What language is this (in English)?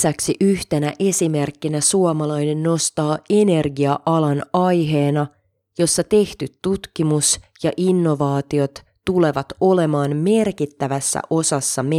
Finnish